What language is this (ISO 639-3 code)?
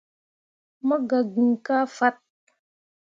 mua